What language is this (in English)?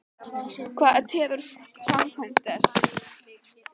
Icelandic